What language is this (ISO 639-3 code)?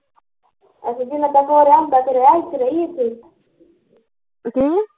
pan